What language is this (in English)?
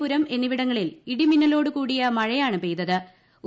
Malayalam